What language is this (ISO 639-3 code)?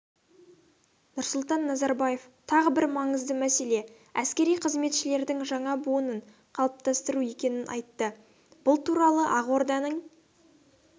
kaz